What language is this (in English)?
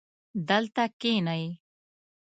Pashto